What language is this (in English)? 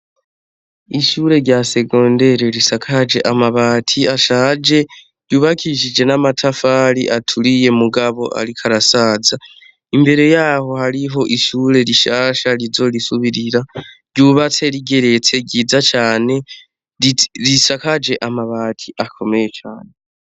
Rundi